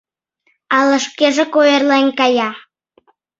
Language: Mari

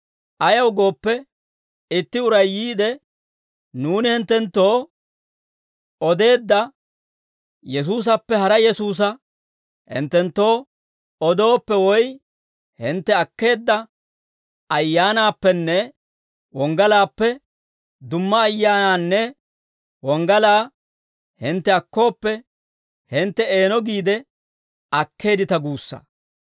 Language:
Dawro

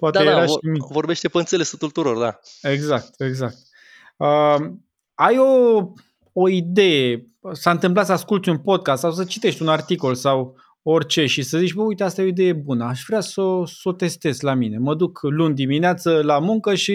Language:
Romanian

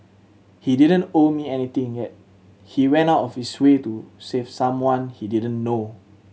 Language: English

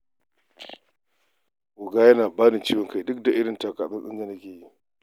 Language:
Hausa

